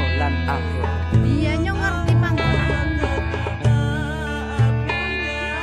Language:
Indonesian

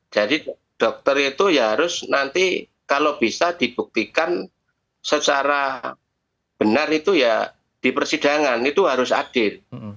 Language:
Indonesian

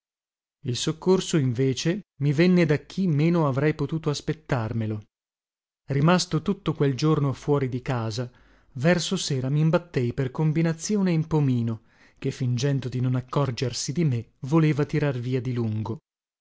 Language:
Italian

